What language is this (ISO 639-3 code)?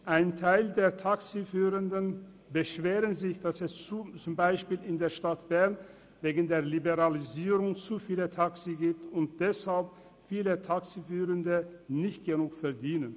gsw